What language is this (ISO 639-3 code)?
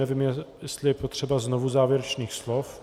ces